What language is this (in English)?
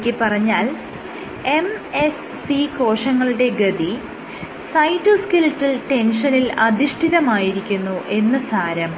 Malayalam